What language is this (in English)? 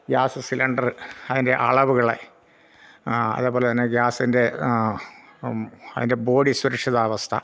Malayalam